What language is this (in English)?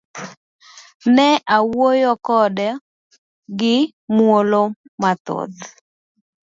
Luo (Kenya and Tanzania)